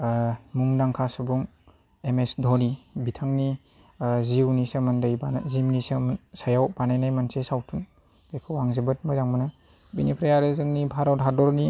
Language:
Bodo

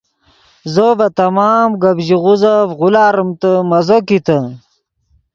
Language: Yidgha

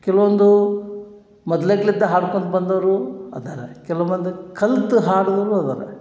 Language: Kannada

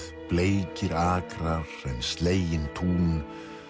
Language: Icelandic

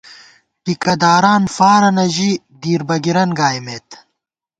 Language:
Gawar-Bati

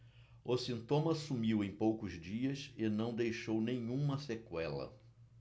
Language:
Portuguese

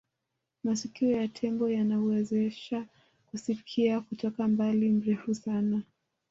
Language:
Swahili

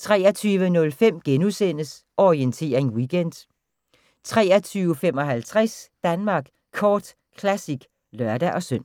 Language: Danish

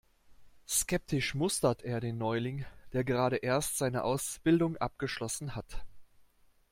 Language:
German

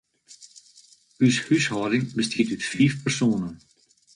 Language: Western Frisian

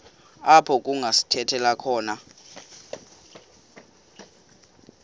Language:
Xhosa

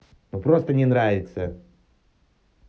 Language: Russian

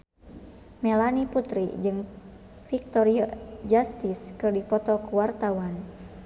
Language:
Sundanese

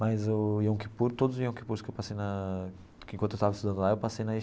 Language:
Portuguese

